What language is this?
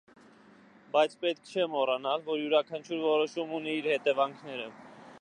Armenian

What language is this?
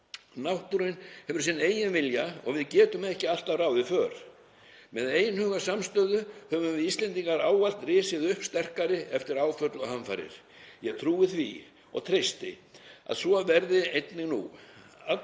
Icelandic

